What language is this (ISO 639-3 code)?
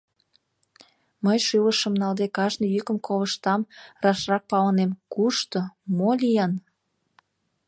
chm